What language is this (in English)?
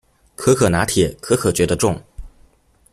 Chinese